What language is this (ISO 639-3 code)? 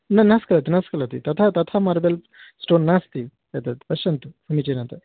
san